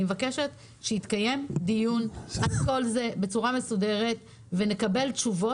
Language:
Hebrew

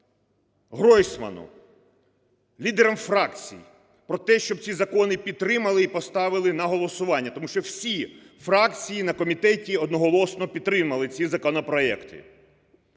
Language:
Ukrainian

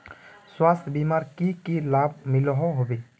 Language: Magahi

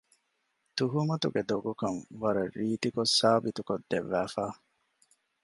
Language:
Divehi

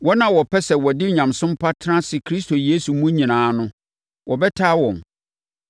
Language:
Akan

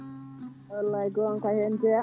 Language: Fula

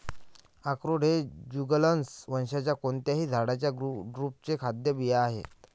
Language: Marathi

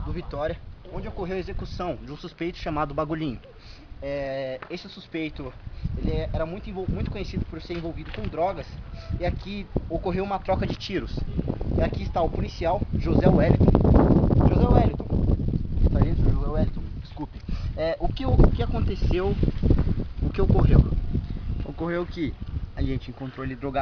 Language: Portuguese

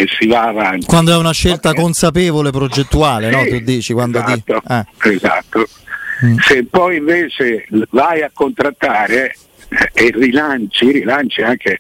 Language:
Italian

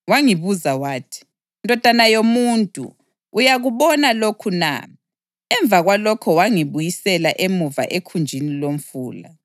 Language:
North Ndebele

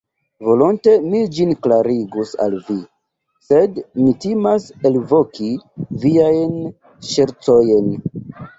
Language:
Esperanto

